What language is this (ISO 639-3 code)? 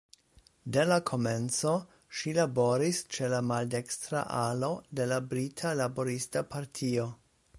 epo